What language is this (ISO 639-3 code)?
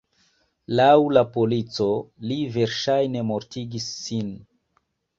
epo